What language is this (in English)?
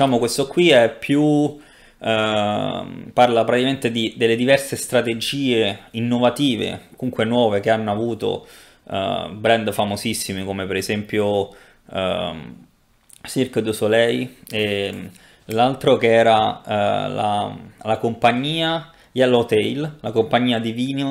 Italian